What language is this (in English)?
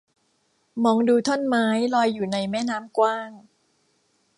Thai